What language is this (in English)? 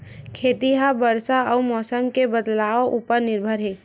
Chhattisgarhi